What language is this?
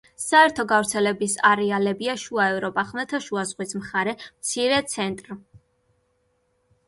Georgian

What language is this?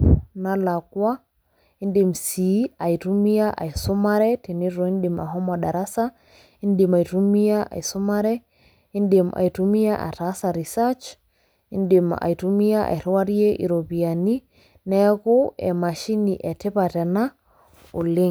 Masai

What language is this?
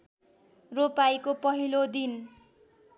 Nepali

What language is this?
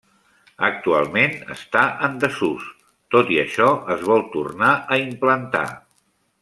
Catalan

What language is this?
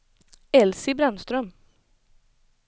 Swedish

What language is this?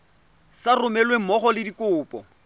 Tswana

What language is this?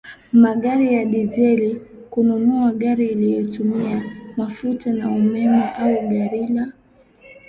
Swahili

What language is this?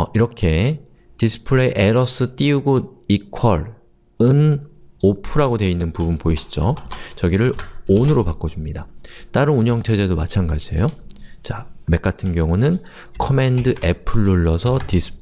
Korean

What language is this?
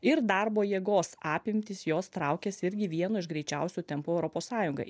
Lithuanian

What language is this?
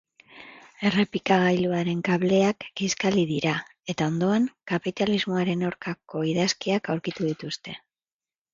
Basque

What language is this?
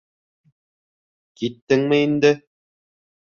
Bashkir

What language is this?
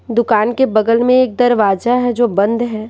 Hindi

